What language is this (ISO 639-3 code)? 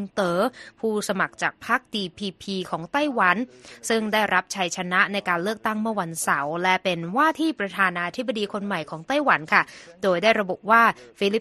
tha